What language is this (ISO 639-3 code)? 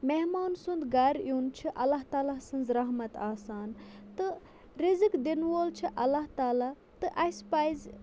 kas